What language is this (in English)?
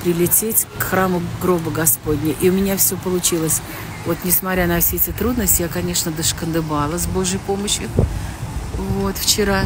Russian